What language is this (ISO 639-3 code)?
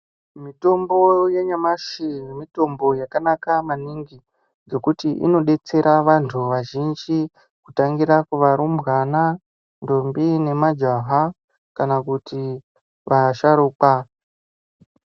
ndc